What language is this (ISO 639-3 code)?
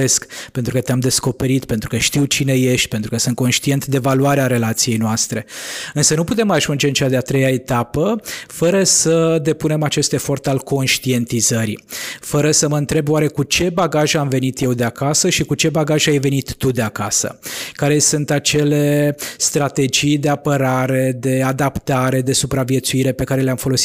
ron